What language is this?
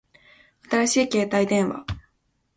Japanese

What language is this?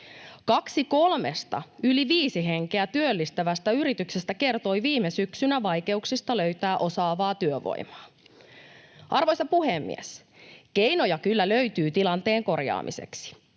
Finnish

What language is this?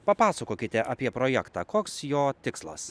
Lithuanian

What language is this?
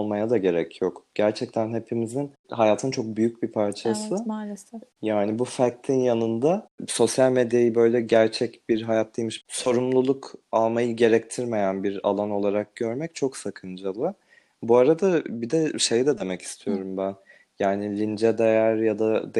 Turkish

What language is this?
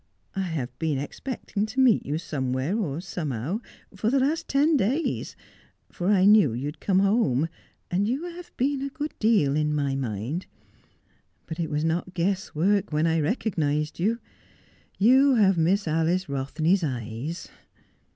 English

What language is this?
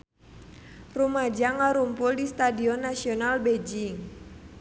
Sundanese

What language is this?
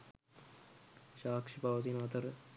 Sinhala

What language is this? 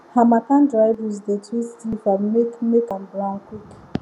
Nigerian Pidgin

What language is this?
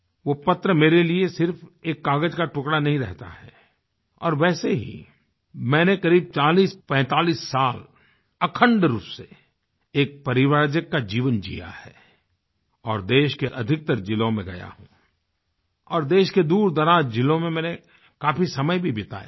Hindi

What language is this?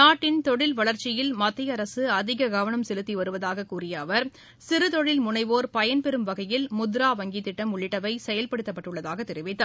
Tamil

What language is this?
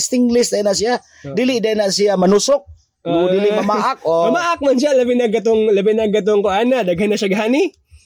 Filipino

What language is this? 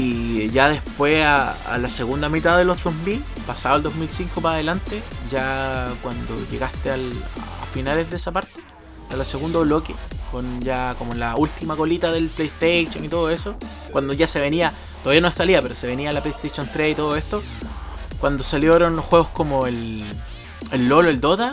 Spanish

